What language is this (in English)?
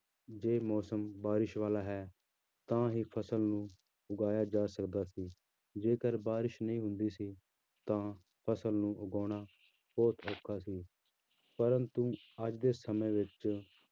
Punjabi